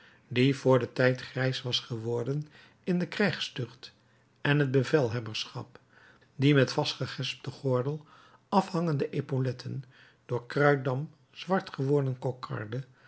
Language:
Dutch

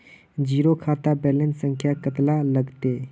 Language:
Magahi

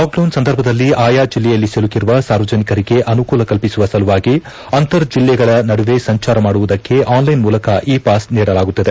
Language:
Kannada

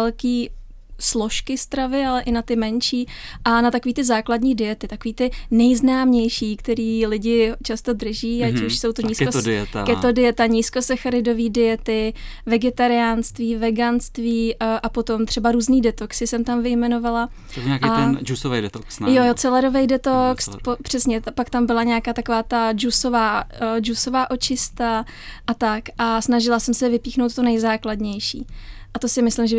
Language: Czech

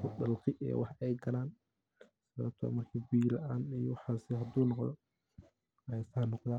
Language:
Somali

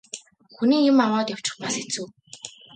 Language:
Mongolian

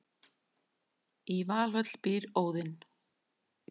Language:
Icelandic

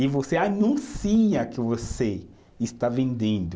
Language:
Portuguese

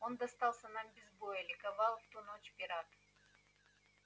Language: Russian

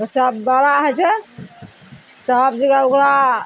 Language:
Maithili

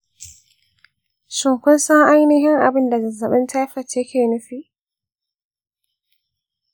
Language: Hausa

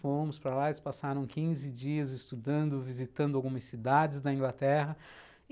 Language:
Portuguese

